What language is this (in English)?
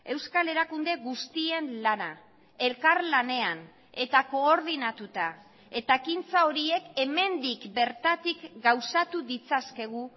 Basque